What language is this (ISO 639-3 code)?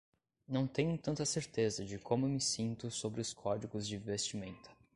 por